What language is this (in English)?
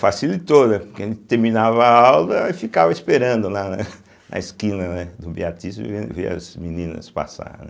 Portuguese